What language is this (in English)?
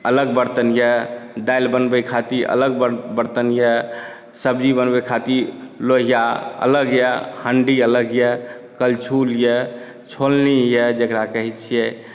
Maithili